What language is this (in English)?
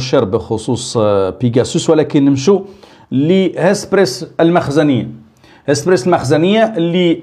Arabic